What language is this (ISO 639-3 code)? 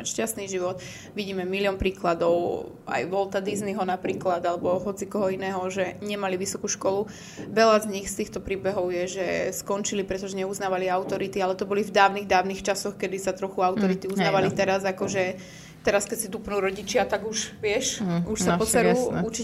slk